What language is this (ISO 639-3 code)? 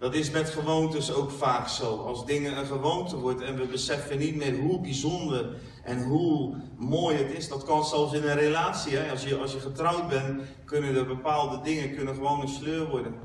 nld